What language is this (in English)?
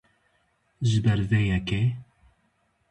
Kurdish